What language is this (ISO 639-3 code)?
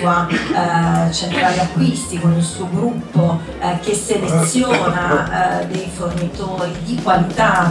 ita